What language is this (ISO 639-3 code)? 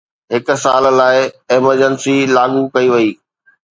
snd